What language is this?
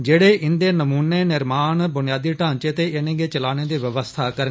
Dogri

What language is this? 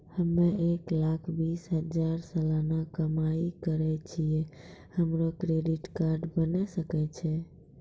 Maithili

